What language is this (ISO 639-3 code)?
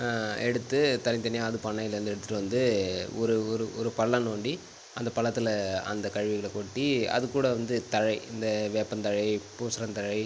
tam